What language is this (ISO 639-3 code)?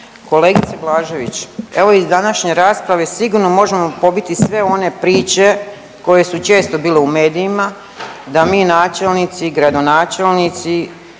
hrv